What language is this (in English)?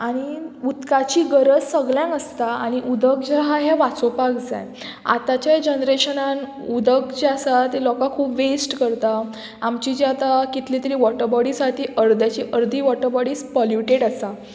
Konkani